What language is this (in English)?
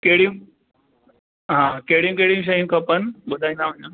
Sindhi